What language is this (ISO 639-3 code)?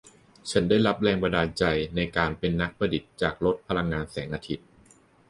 tha